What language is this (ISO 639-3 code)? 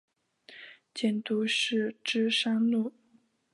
zho